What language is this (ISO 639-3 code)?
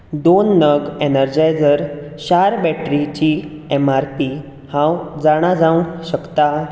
kok